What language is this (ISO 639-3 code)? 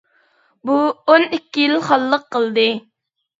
uig